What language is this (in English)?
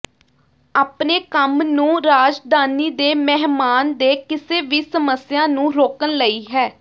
Punjabi